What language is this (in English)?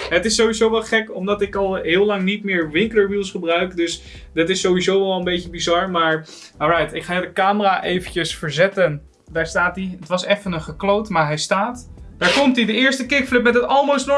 Dutch